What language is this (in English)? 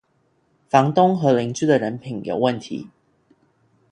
Chinese